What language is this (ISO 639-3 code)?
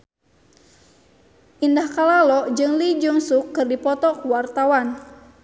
sun